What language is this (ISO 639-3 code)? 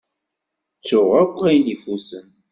kab